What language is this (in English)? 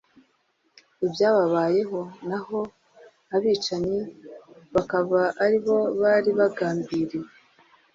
Kinyarwanda